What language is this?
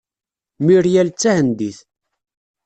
Kabyle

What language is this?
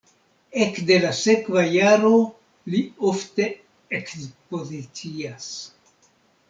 Esperanto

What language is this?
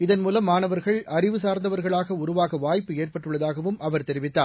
Tamil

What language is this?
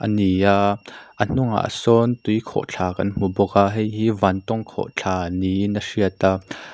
Mizo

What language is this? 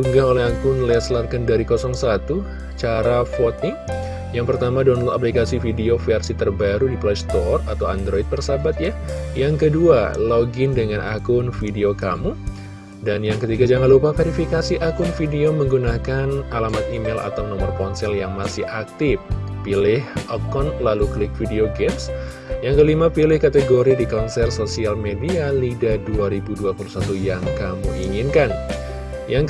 Indonesian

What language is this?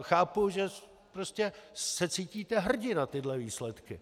Czech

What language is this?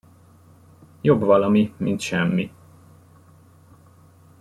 Hungarian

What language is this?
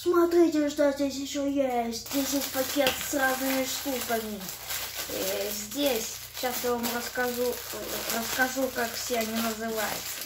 Russian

